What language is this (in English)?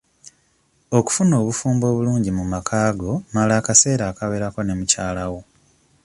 Ganda